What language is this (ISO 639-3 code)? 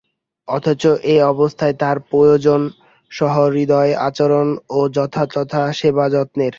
ben